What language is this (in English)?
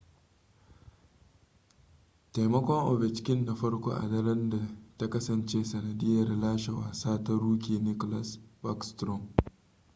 Hausa